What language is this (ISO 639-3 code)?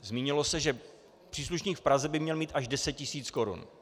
ces